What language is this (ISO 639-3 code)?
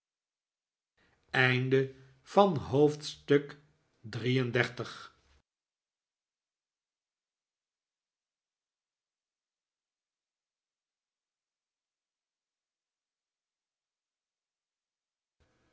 nld